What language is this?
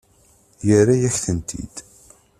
Kabyle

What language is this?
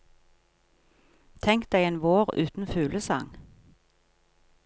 Norwegian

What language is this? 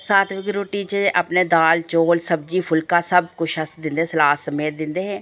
Dogri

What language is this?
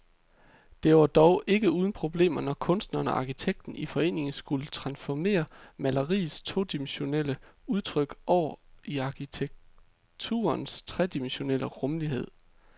Danish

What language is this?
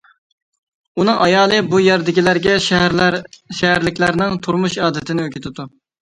Uyghur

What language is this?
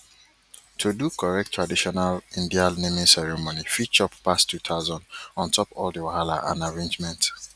Nigerian Pidgin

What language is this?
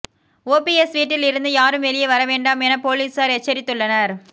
Tamil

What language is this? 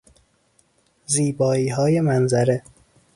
Persian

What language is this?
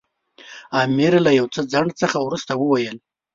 Pashto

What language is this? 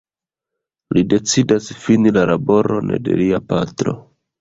Esperanto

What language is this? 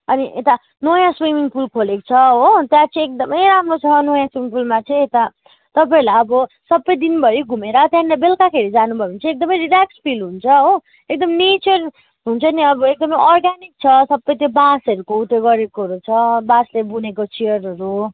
Nepali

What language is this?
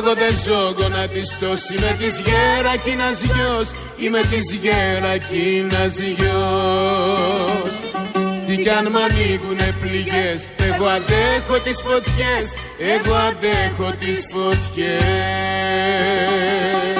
Greek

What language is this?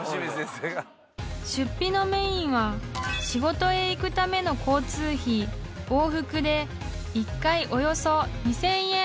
Japanese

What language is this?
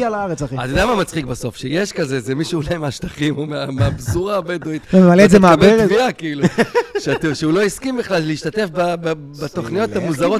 Hebrew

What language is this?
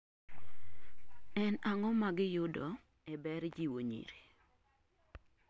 Luo (Kenya and Tanzania)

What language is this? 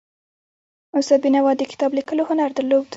Pashto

